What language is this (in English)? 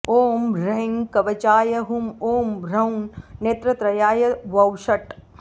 Sanskrit